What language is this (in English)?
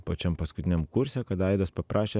Lithuanian